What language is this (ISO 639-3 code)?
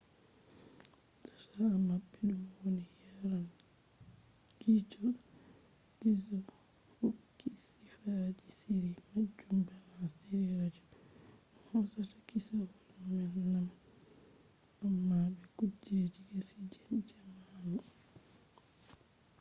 ful